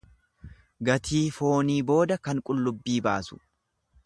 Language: Oromo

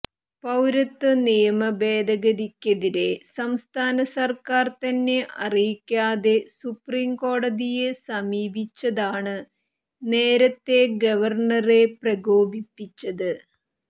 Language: Malayalam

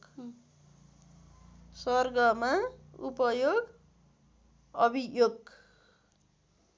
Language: Nepali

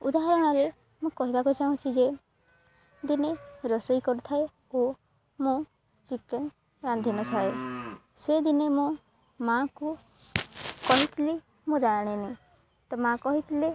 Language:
Odia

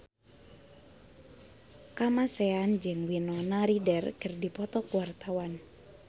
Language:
Sundanese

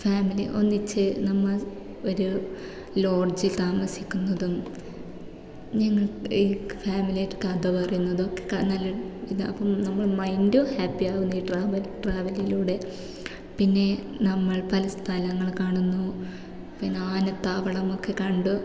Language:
Malayalam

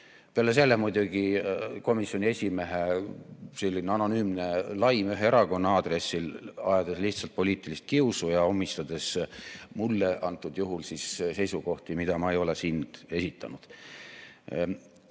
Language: Estonian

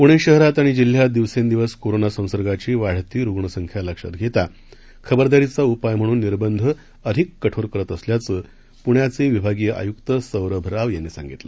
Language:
Marathi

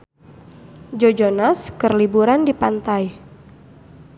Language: Sundanese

